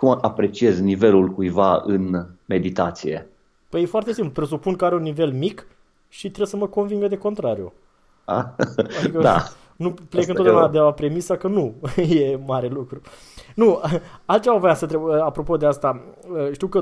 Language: Romanian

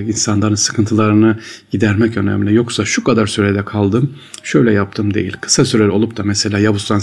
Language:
Turkish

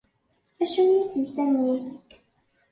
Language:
Kabyle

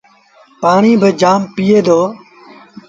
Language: Sindhi Bhil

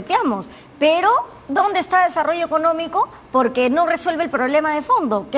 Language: Spanish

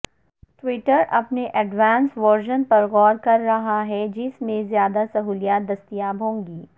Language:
Urdu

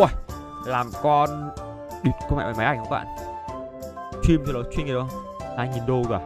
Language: Vietnamese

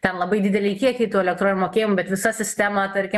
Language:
Lithuanian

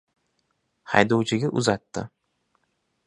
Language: Uzbek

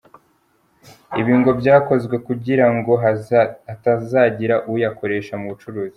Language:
Kinyarwanda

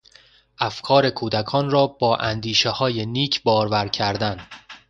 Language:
Persian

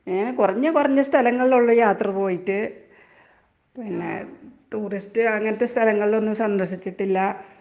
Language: Malayalam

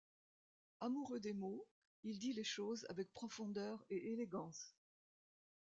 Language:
French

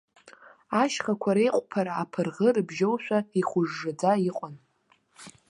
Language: Abkhazian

